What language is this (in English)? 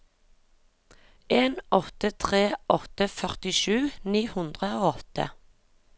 Norwegian